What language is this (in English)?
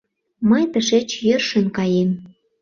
Mari